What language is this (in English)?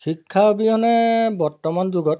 Assamese